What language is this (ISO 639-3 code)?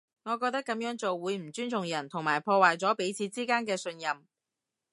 yue